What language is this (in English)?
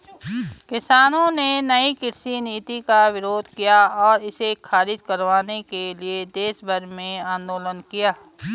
Hindi